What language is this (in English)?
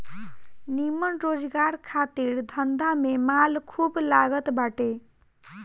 Bhojpuri